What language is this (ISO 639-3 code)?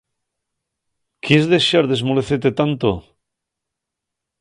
ast